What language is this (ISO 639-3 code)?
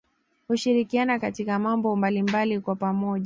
swa